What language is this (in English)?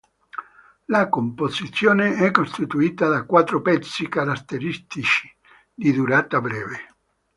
Italian